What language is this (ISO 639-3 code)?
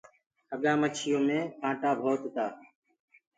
ggg